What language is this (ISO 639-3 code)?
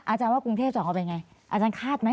tha